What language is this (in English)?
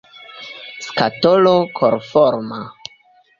Esperanto